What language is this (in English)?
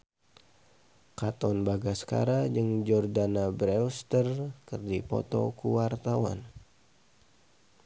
Sundanese